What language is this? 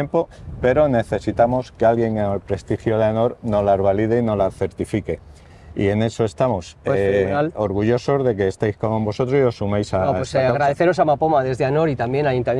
Spanish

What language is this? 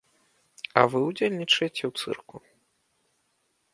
Belarusian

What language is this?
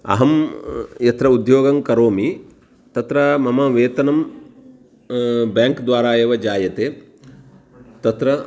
Sanskrit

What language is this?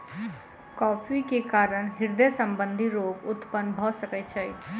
Maithili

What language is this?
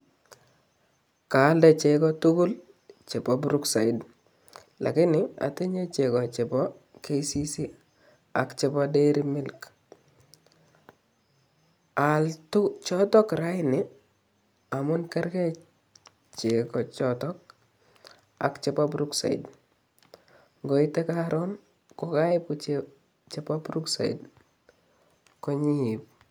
Kalenjin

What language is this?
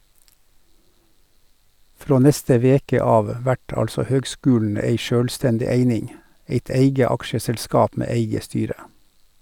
Norwegian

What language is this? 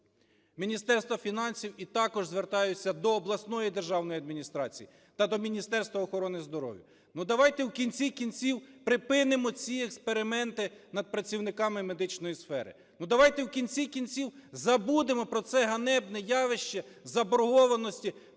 Ukrainian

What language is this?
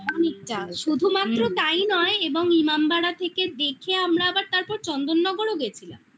Bangla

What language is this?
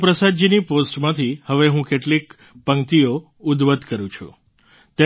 Gujarati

